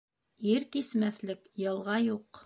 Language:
Bashkir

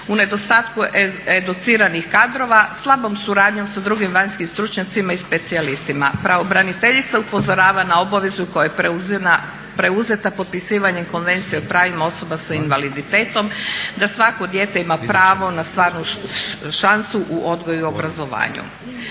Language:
Croatian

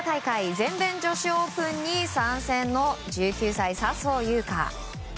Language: Japanese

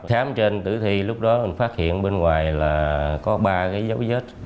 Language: Vietnamese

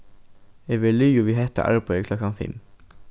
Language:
Faroese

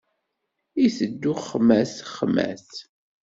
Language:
Kabyle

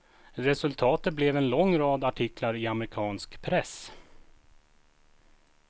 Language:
Swedish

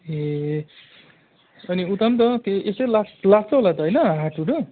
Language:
Nepali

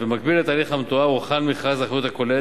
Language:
Hebrew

